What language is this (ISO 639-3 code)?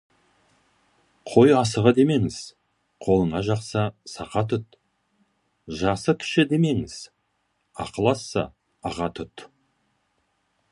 kaz